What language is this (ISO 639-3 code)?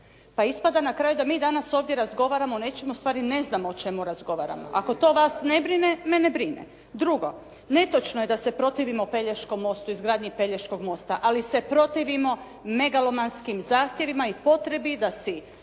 hrv